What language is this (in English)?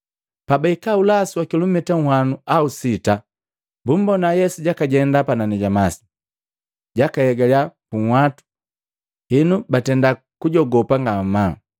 Matengo